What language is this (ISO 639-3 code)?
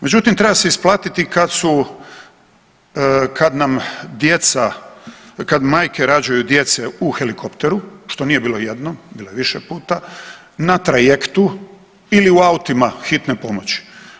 hrv